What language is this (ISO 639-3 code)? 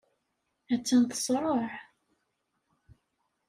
kab